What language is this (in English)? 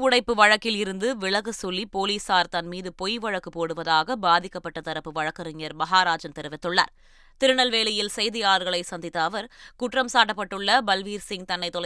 Tamil